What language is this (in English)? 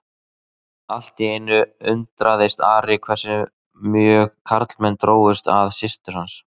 Icelandic